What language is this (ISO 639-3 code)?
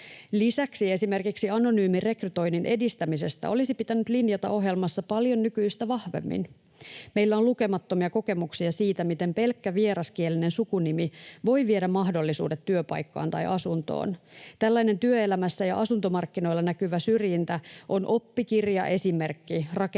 fin